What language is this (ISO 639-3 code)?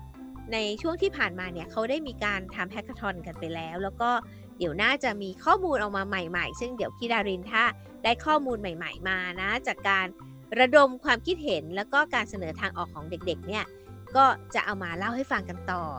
tha